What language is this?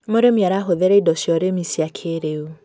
Kikuyu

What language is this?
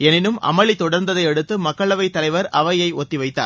Tamil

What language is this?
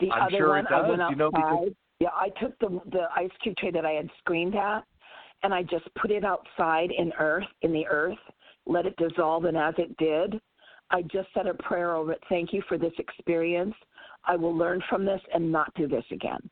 English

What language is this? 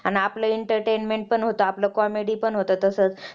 Marathi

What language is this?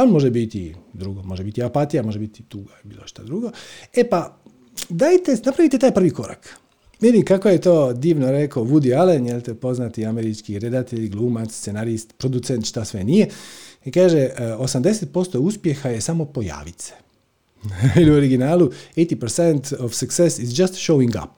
Croatian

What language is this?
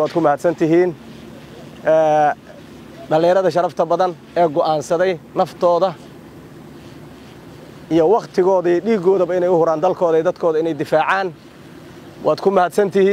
Arabic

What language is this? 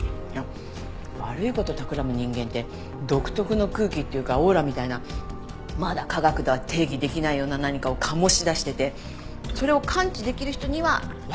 Japanese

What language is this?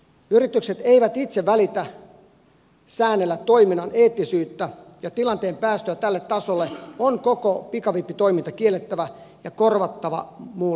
Finnish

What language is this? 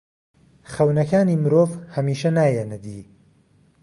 Central Kurdish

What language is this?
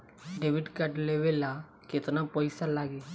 Bhojpuri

